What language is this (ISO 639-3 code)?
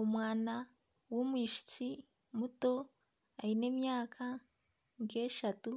nyn